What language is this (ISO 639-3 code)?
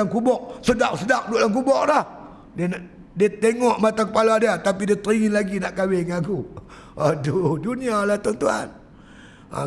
msa